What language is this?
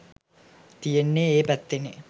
Sinhala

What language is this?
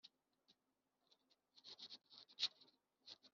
Kinyarwanda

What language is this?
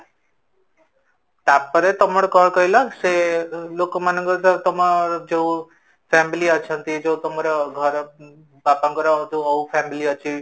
Odia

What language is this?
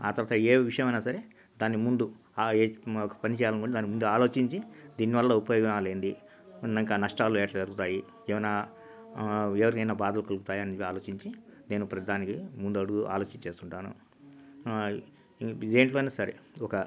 Telugu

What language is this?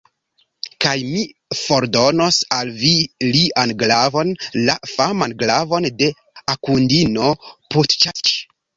Esperanto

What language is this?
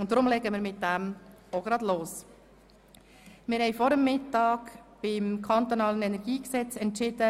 Swiss German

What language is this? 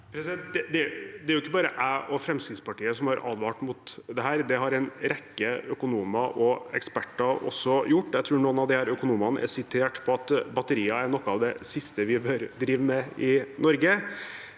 Norwegian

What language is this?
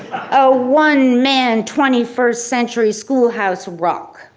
English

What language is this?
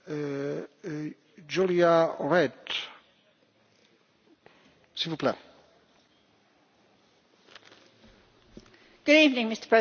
English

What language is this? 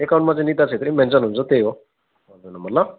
Nepali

